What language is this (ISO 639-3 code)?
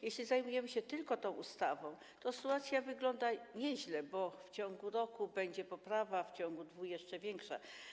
pol